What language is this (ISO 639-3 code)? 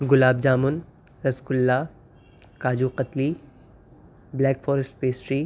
urd